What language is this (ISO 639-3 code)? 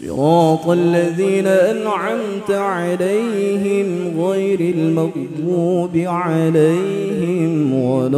ara